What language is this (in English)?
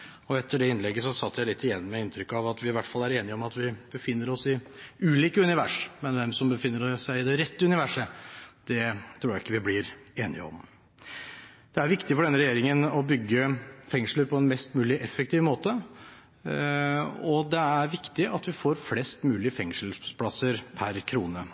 Norwegian Bokmål